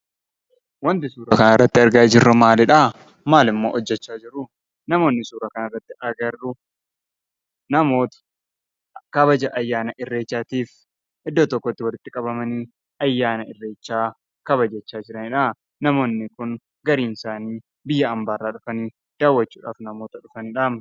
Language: Oromo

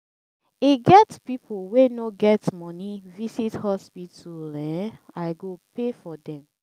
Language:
Nigerian Pidgin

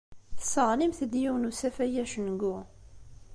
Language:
Kabyle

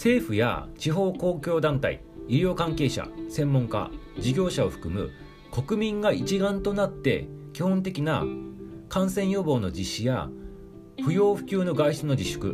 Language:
Japanese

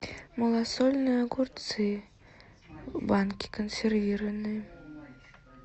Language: Russian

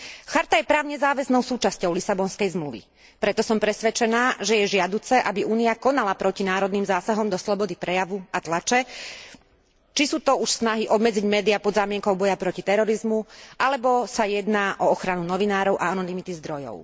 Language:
Slovak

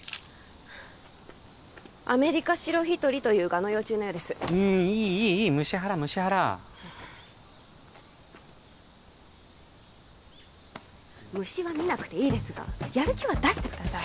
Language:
Japanese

